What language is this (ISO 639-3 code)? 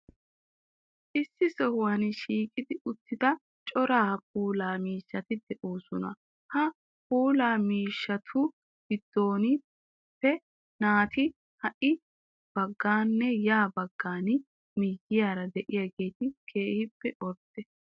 wal